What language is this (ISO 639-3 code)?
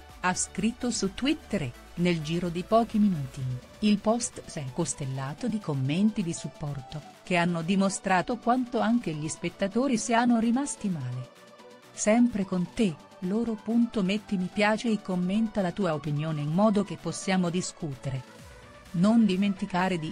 ita